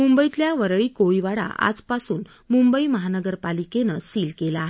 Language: Marathi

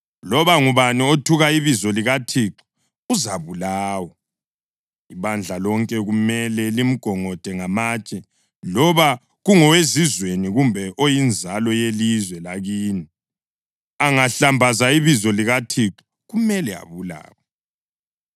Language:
North Ndebele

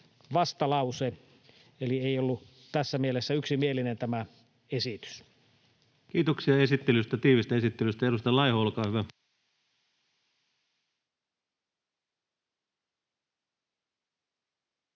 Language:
Finnish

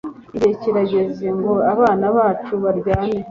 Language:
Kinyarwanda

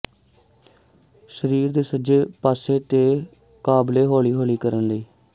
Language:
Punjabi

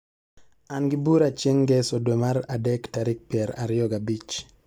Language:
Luo (Kenya and Tanzania)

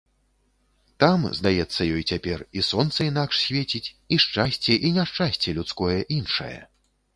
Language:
Belarusian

